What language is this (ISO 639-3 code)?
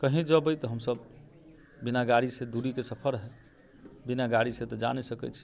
mai